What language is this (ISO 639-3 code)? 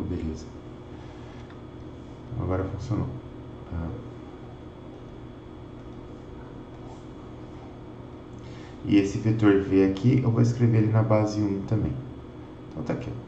por